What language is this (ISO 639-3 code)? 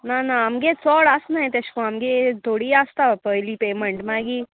kok